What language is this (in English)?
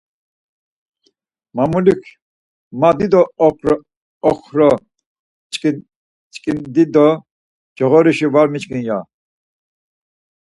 Laz